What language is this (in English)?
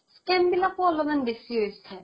Assamese